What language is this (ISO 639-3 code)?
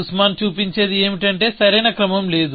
tel